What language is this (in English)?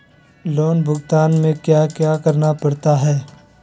Magahi